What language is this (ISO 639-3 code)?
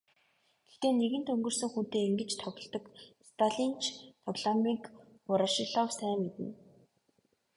mon